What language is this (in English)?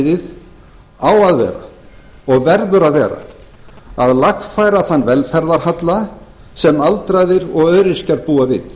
Icelandic